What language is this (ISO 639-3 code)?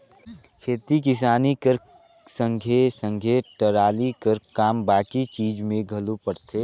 hne